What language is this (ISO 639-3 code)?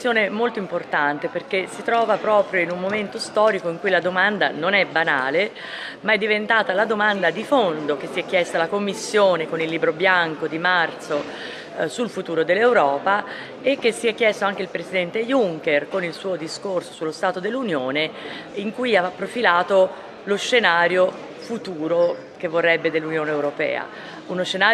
ita